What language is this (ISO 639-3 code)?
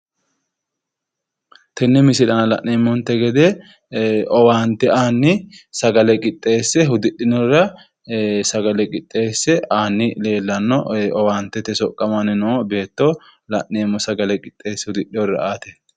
sid